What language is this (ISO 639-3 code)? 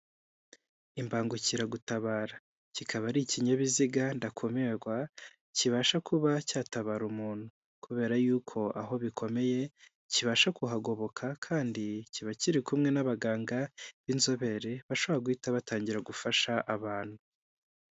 kin